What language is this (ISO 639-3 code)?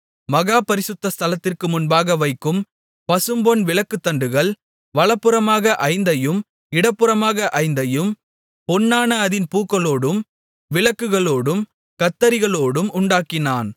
tam